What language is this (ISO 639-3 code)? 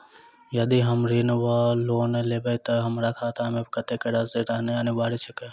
mai